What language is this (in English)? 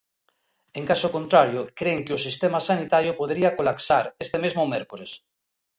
Galician